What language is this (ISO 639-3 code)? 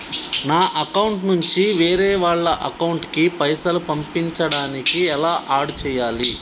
tel